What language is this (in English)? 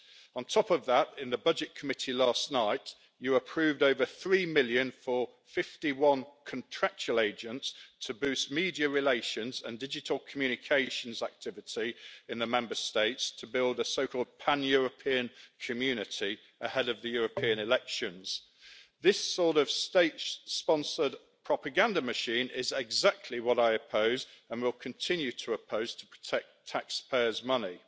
English